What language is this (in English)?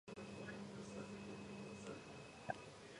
Georgian